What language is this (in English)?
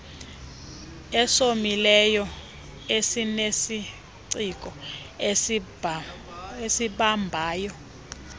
Xhosa